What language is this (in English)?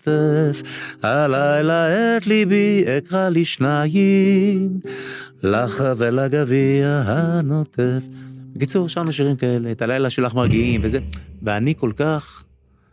Hebrew